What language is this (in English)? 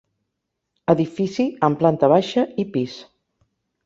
Catalan